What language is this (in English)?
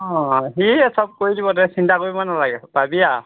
Assamese